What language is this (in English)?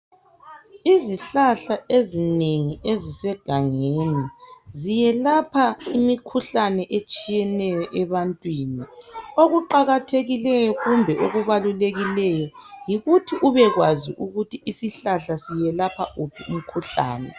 North Ndebele